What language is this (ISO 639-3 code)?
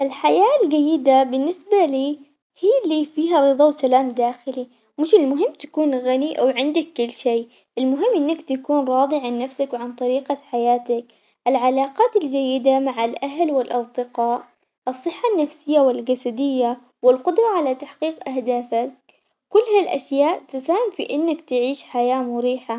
acx